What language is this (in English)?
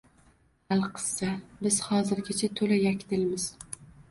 Uzbek